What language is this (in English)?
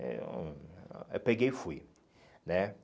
Portuguese